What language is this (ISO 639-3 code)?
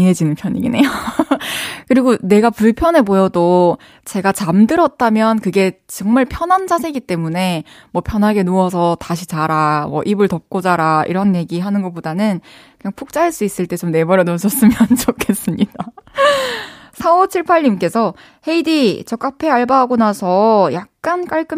kor